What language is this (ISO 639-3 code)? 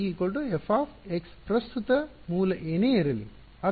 kan